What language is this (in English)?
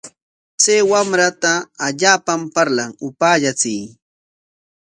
Corongo Ancash Quechua